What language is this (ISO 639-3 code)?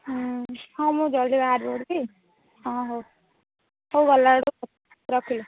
ori